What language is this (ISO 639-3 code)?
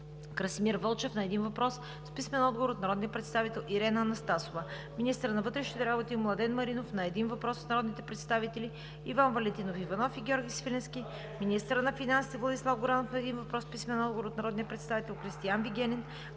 bul